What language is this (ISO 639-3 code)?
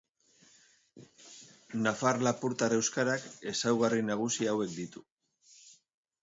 eus